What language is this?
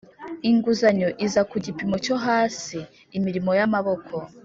Kinyarwanda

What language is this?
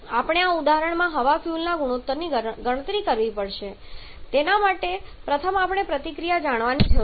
Gujarati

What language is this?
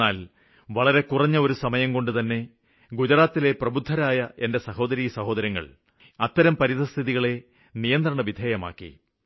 Malayalam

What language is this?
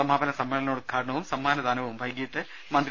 Malayalam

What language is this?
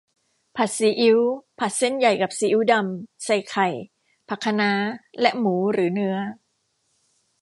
Thai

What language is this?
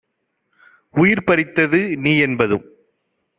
Tamil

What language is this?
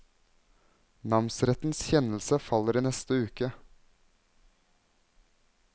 Norwegian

